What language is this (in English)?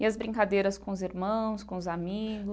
Portuguese